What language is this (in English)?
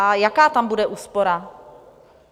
Czech